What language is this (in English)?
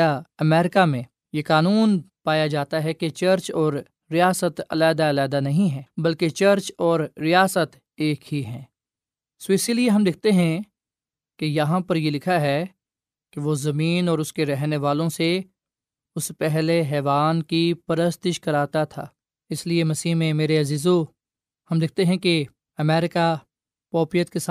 Urdu